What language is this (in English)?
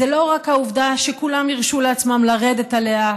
Hebrew